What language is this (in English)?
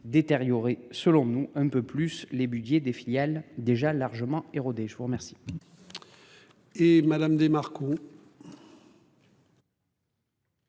French